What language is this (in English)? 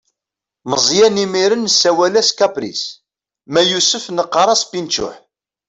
Kabyle